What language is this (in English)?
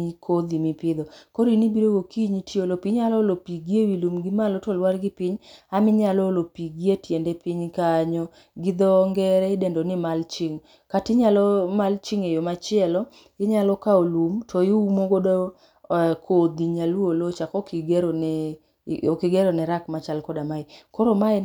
Luo (Kenya and Tanzania)